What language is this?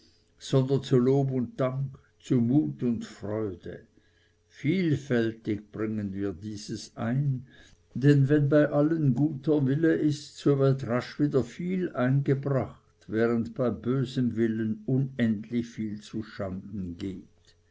German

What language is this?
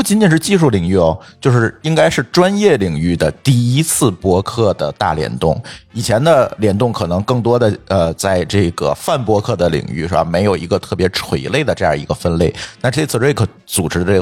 Chinese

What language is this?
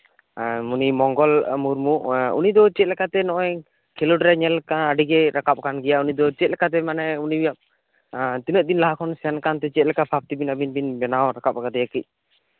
Santali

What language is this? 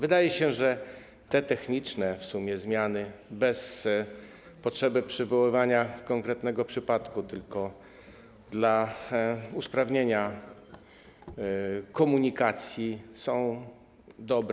Polish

